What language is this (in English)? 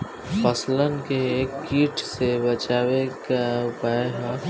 Bhojpuri